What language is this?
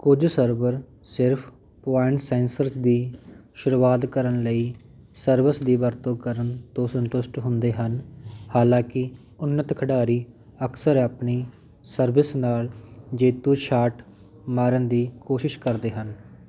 Punjabi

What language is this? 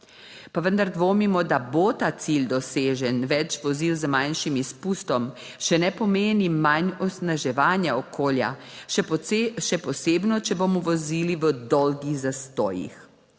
Slovenian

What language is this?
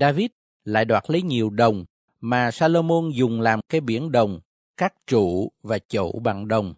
Vietnamese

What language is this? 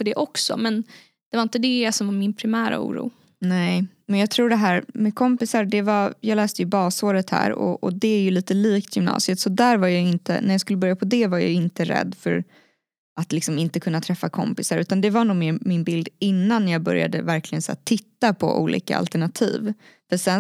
Swedish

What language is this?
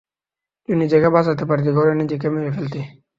Bangla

